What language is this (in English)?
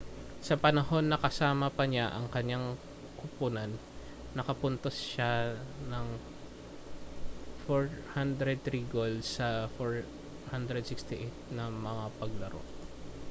Filipino